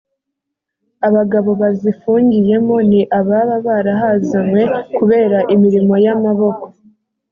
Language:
Kinyarwanda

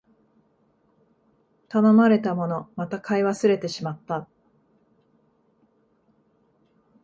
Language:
Japanese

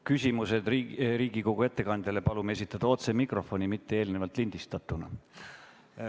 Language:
Estonian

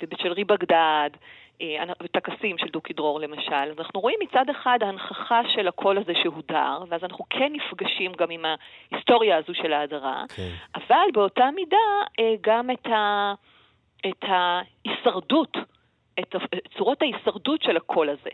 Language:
Hebrew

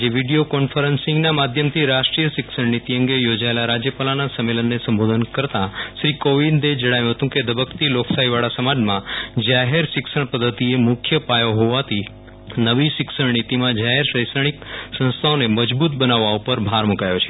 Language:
Gujarati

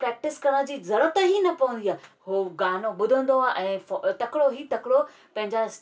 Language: Sindhi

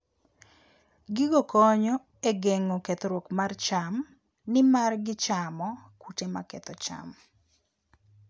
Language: Luo (Kenya and Tanzania)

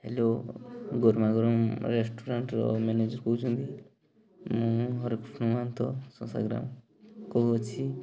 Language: Odia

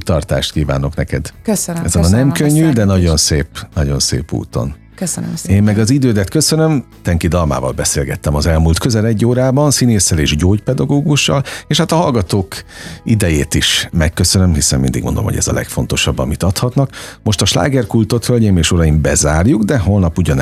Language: Hungarian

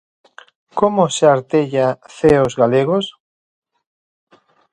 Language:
Galician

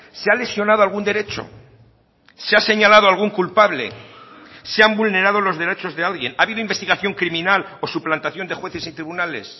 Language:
Spanish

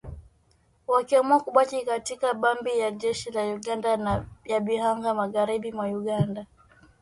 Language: Swahili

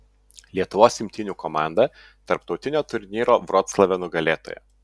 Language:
Lithuanian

